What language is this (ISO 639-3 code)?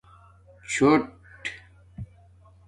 dmk